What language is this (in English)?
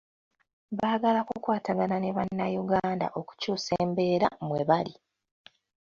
Ganda